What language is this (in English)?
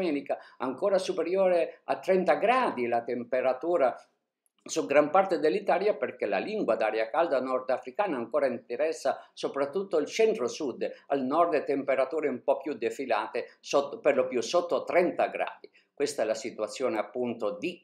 Italian